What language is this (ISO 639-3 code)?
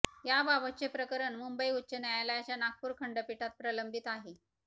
mar